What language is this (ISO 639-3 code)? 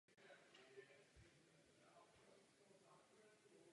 ces